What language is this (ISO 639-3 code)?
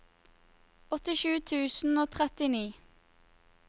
nor